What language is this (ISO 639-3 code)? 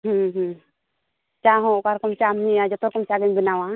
sat